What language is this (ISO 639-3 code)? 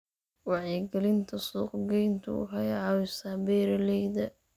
som